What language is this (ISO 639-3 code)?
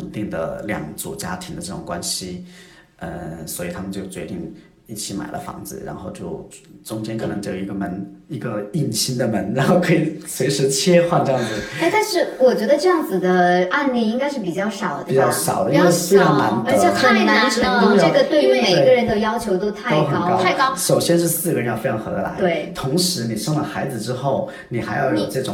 zho